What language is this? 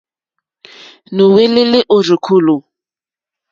Mokpwe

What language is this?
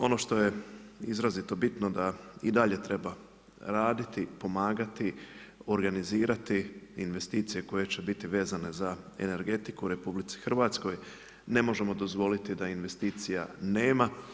Croatian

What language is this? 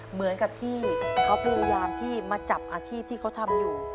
Thai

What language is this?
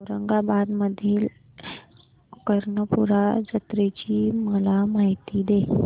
Marathi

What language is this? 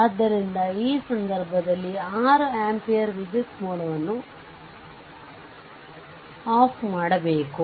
Kannada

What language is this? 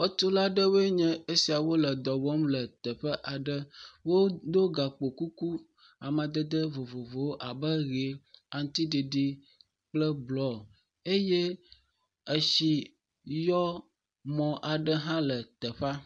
Ewe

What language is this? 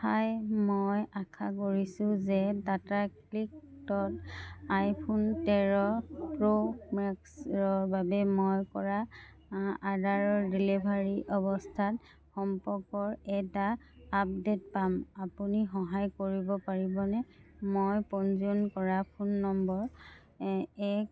Assamese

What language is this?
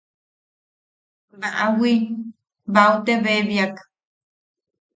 Yaqui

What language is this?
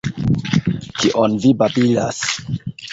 Esperanto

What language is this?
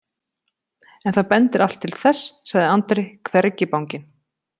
Icelandic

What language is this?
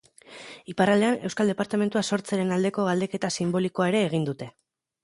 Basque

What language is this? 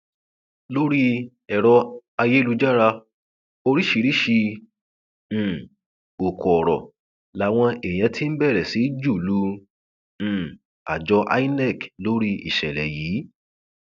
Yoruba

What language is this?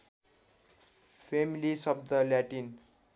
Nepali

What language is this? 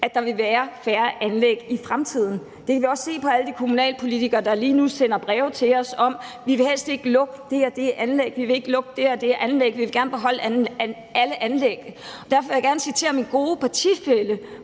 Danish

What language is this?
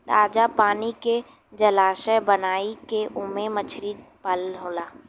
Bhojpuri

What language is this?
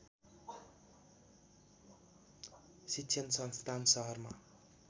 Nepali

